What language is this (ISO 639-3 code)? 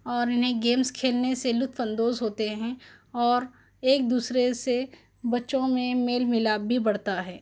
urd